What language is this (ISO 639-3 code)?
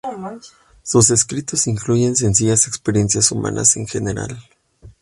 spa